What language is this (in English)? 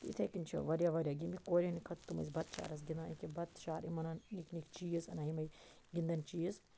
Kashmiri